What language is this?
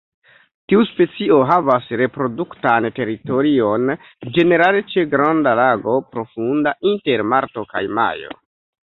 Esperanto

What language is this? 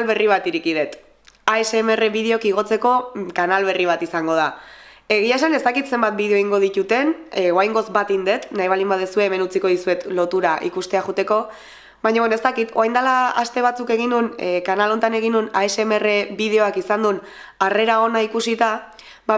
Spanish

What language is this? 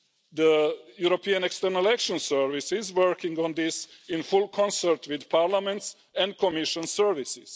English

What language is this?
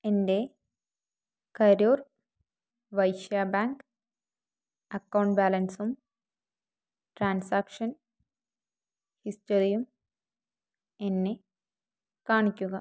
Malayalam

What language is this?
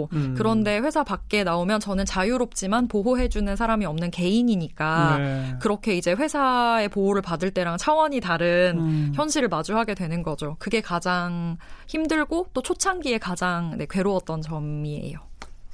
Korean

